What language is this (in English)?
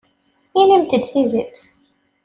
Kabyle